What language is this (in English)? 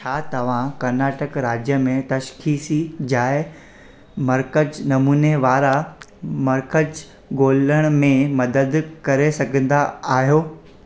Sindhi